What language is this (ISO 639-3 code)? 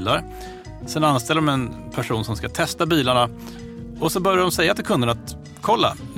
swe